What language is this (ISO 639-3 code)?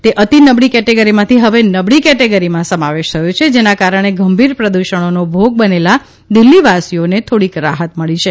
guj